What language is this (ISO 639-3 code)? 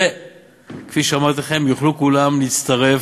heb